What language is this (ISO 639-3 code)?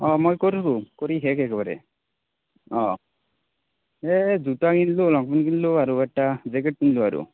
asm